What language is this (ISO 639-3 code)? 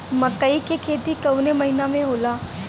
bho